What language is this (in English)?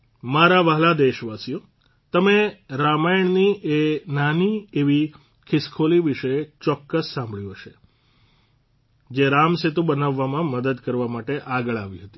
Gujarati